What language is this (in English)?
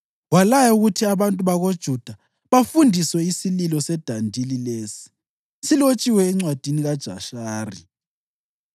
North Ndebele